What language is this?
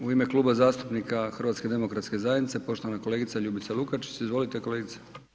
Croatian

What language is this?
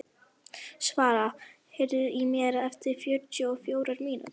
Icelandic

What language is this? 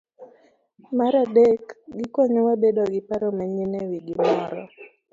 Luo (Kenya and Tanzania)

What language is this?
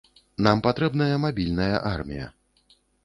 Belarusian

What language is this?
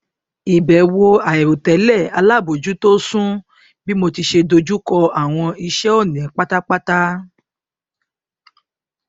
Yoruba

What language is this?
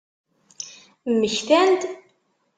Kabyle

